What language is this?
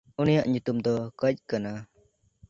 Santali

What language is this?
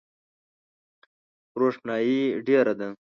Pashto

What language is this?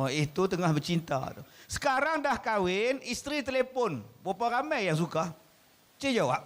Malay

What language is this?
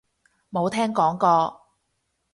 Cantonese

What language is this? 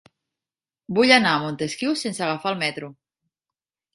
Catalan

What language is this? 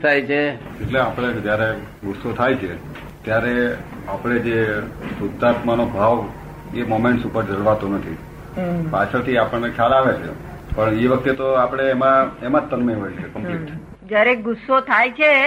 Gujarati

